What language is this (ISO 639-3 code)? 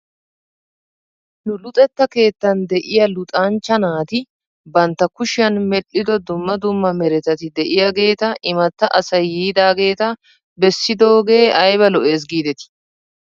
wal